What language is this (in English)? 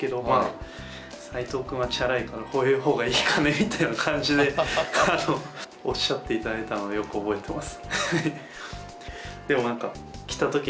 Japanese